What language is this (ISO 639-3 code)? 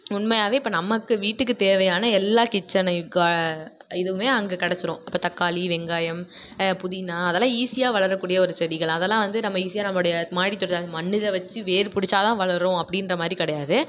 tam